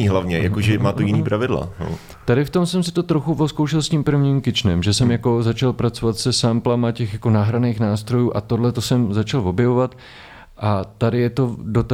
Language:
Czech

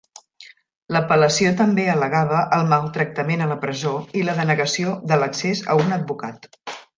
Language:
Catalan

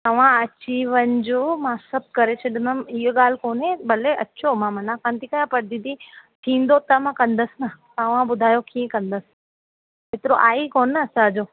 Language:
Sindhi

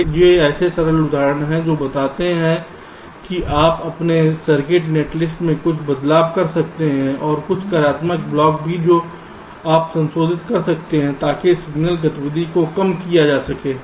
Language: Hindi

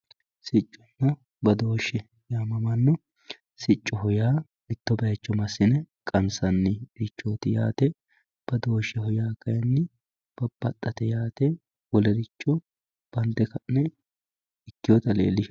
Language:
Sidamo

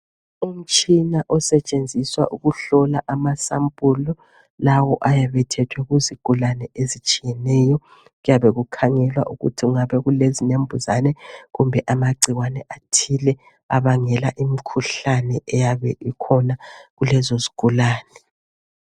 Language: North Ndebele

